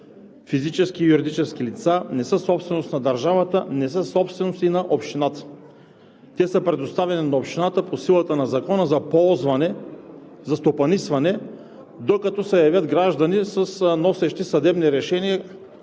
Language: Bulgarian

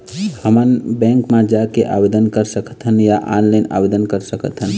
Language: Chhattisgarhi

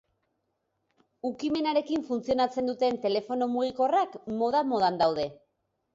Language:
Basque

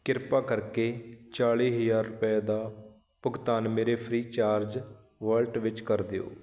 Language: Punjabi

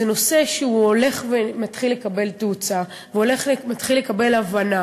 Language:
Hebrew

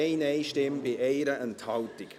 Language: Swiss German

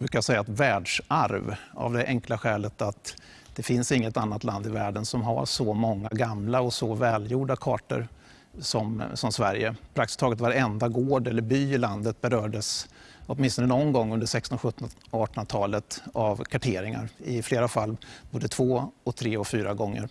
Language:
Swedish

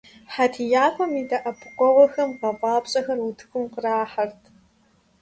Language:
Kabardian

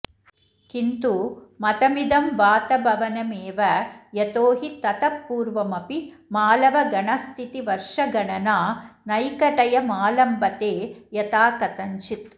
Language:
Sanskrit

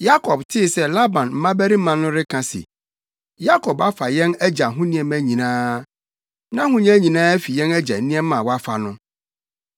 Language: Akan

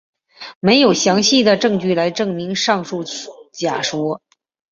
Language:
Chinese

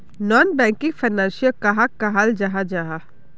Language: Magahi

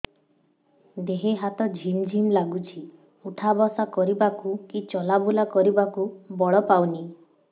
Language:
Odia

